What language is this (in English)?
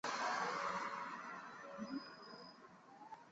Chinese